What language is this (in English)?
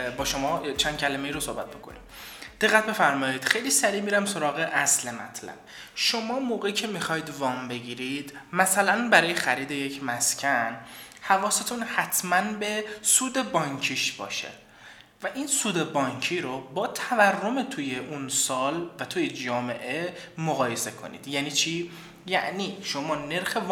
Persian